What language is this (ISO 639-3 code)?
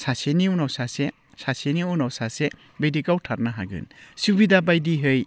brx